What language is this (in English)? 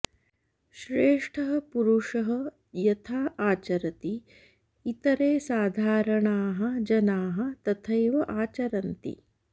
Sanskrit